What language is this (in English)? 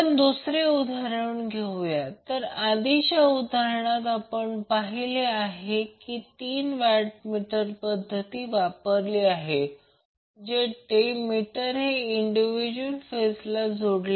Marathi